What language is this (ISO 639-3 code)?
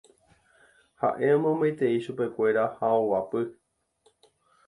grn